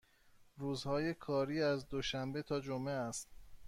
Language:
Persian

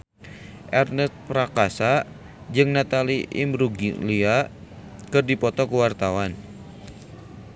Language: Sundanese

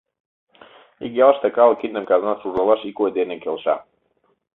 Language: Mari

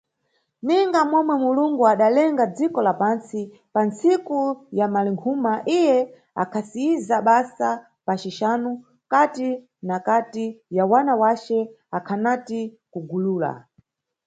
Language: Nyungwe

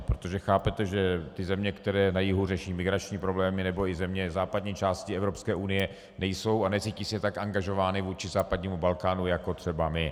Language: Czech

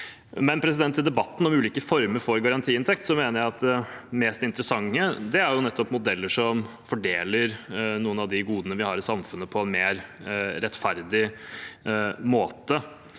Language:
Norwegian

